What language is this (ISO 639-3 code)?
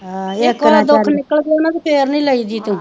pan